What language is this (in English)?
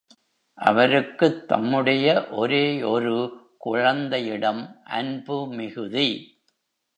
Tamil